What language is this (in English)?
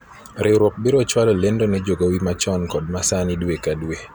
Luo (Kenya and Tanzania)